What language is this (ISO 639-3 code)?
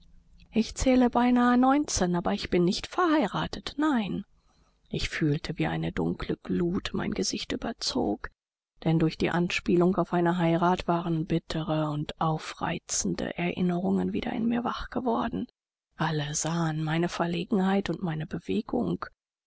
deu